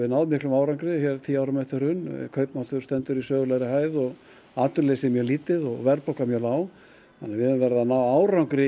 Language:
Icelandic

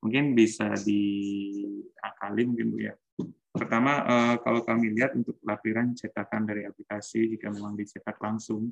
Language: Indonesian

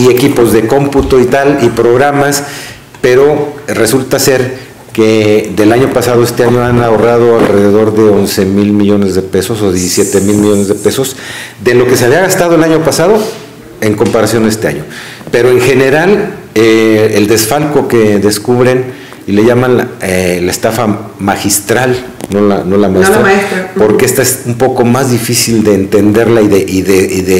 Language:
Spanish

